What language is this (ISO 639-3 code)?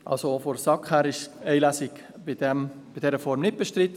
gsw